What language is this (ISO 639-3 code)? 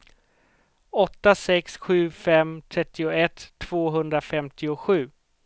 swe